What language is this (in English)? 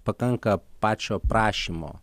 Lithuanian